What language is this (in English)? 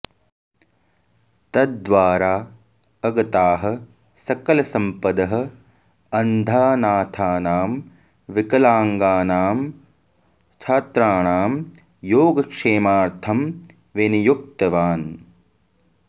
Sanskrit